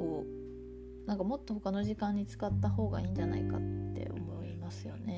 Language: Japanese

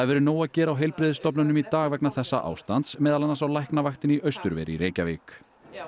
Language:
Icelandic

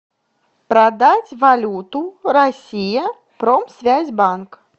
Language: Russian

